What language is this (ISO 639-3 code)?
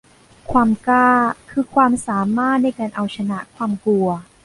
tha